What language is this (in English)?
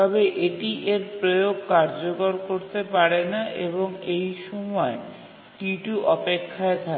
Bangla